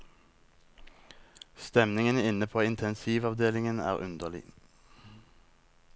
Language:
Norwegian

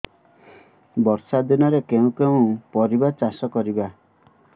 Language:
Odia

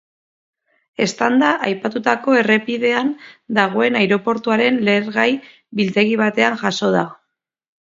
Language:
Basque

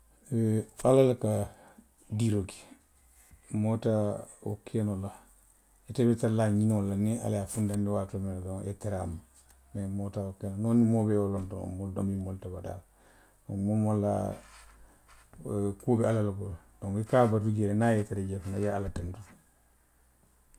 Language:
Western Maninkakan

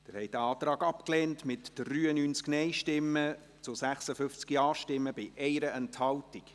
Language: Swiss German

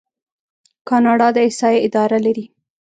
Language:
Pashto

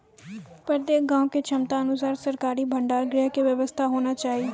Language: Maithili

